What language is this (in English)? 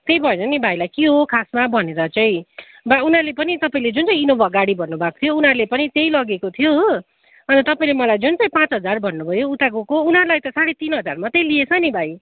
Nepali